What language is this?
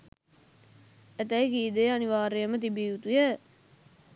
Sinhala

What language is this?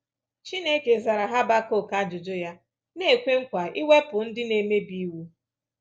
Igbo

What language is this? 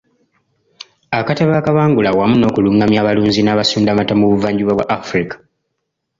Ganda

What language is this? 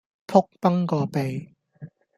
Cantonese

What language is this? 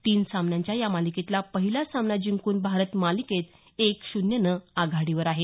Marathi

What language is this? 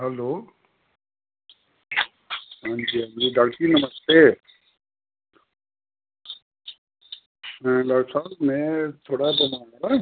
Dogri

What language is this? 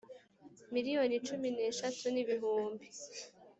Kinyarwanda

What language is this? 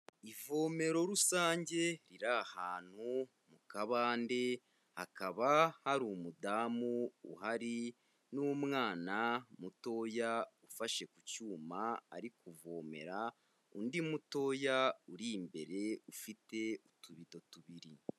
Kinyarwanda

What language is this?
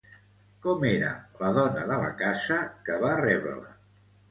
Catalan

